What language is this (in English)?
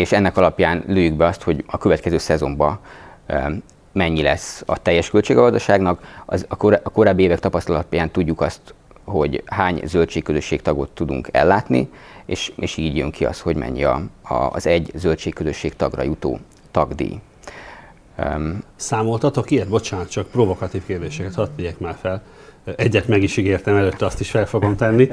Hungarian